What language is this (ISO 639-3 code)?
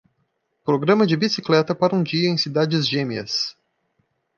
por